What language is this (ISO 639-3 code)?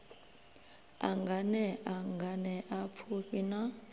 ven